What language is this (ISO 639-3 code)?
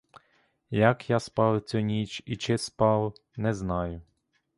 ukr